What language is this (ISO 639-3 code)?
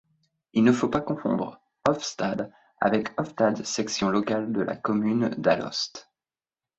fra